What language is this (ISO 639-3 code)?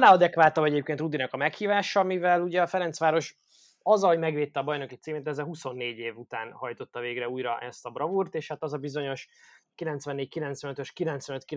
hun